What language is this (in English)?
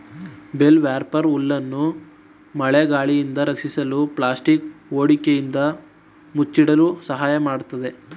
Kannada